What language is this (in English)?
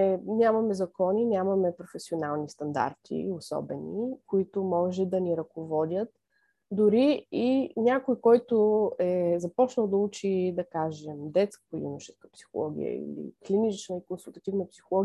Bulgarian